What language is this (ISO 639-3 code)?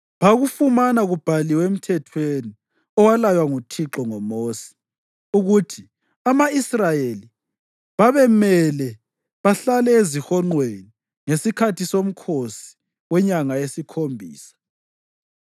nde